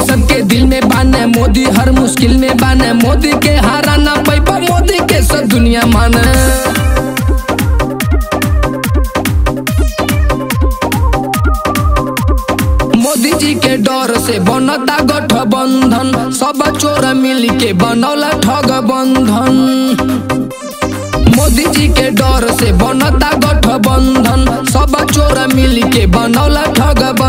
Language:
Romanian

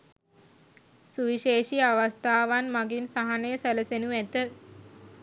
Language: Sinhala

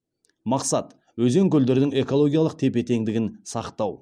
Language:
Kazakh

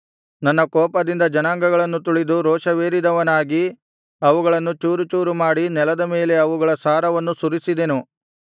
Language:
Kannada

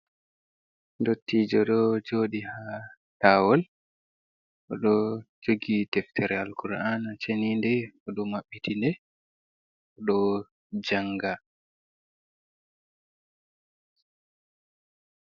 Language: Fula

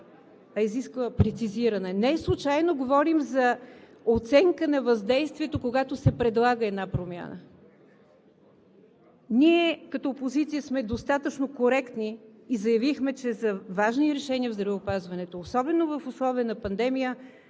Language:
Bulgarian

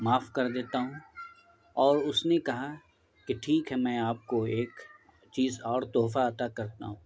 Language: Urdu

